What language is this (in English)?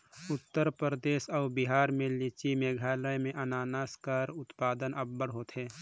Chhattisgarhi